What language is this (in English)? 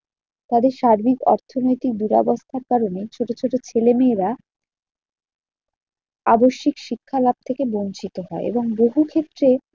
Bangla